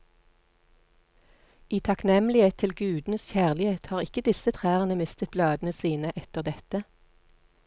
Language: Norwegian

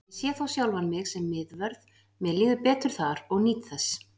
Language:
Icelandic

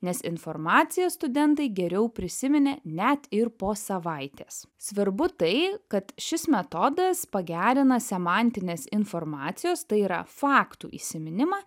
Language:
Lithuanian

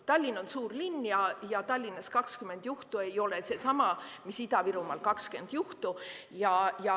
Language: Estonian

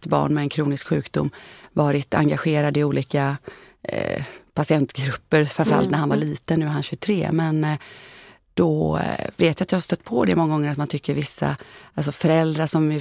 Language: Swedish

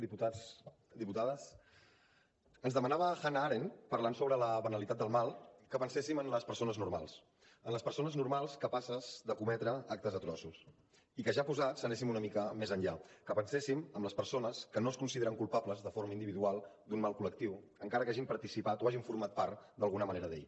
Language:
Catalan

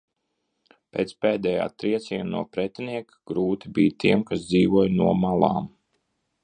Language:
Latvian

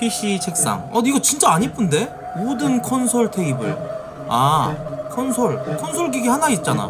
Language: Korean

